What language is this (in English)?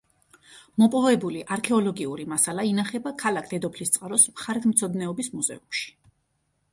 Georgian